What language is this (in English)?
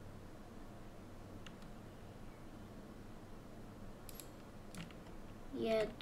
Polish